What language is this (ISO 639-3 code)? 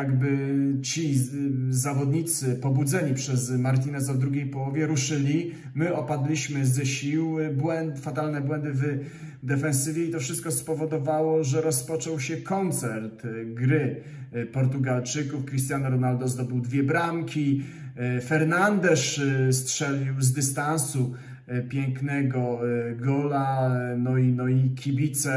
pol